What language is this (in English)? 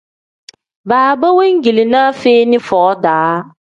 Tem